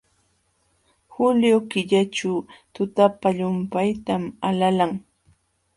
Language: Jauja Wanca Quechua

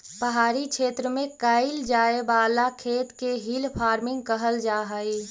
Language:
Magahi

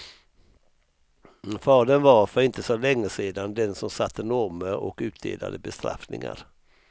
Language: Swedish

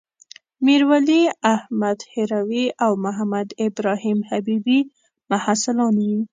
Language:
Pashto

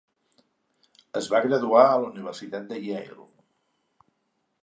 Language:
Catalan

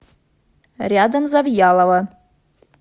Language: Russian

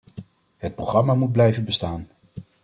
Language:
Dutch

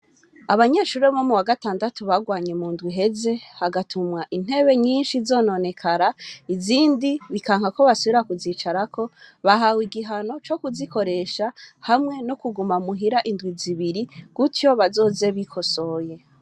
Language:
Rundi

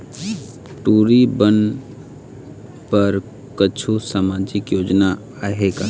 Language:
Chhattisgarhi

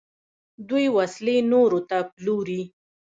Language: Pashto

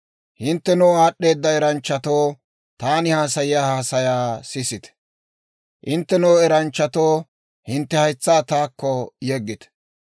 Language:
Dawro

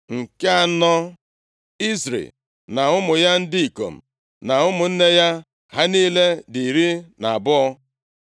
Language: Igbo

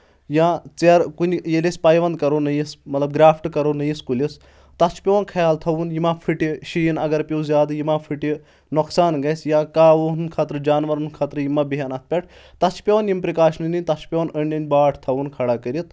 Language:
Kashmiri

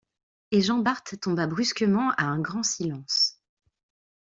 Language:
French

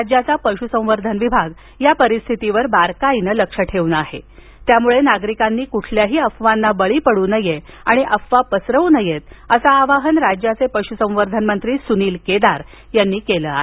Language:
Marathi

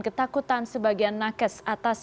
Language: Indonesian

